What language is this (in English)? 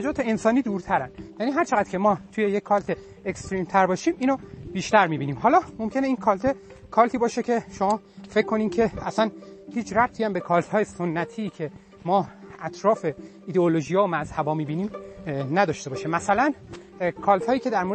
Persian